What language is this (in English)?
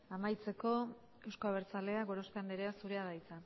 Basque